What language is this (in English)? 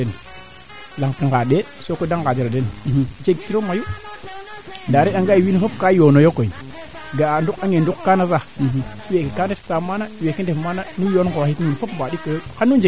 Serer